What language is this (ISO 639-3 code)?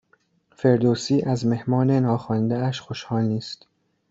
fas